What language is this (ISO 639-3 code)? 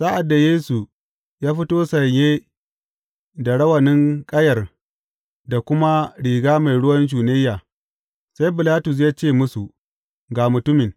hau